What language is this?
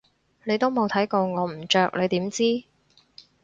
Cantonese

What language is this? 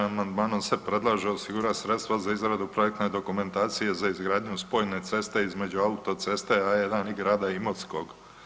Croatian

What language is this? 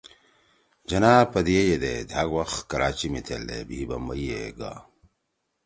Torwali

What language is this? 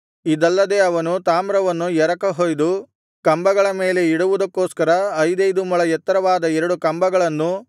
Kannada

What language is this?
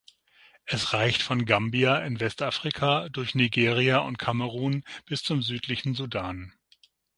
German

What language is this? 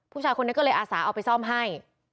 Thai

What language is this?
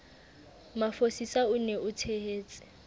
Southern Sotho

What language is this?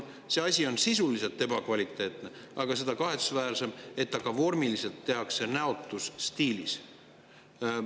Estonian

